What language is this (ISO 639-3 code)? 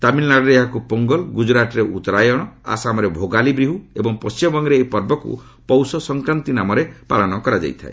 ori